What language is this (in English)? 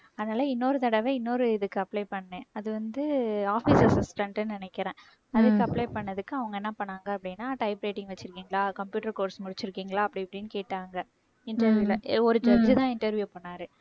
Tamil